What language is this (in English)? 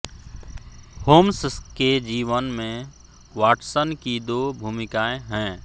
Hindi